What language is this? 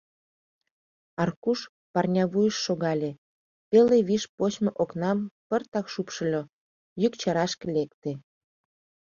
Mari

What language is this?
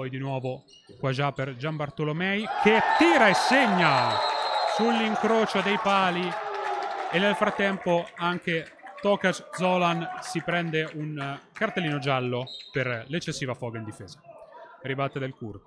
Italian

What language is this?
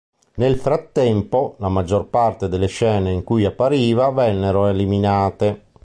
Italian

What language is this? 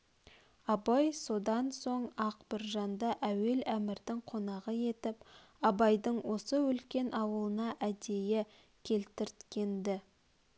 Kazakh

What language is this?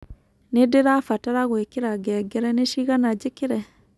Kikuyu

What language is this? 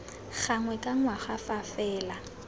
Tswana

